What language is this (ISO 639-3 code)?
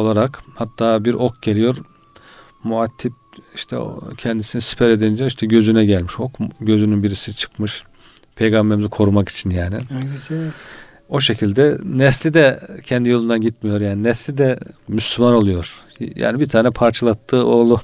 tur